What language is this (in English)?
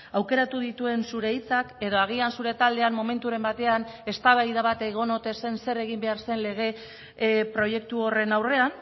Basque